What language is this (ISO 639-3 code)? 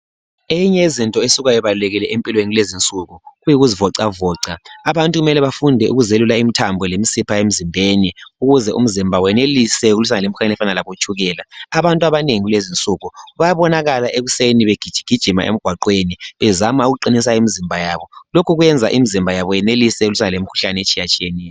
nde